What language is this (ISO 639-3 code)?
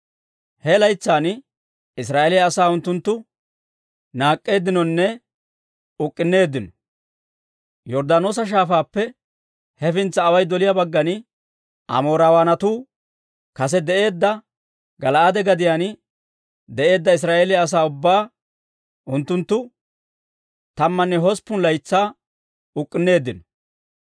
dwr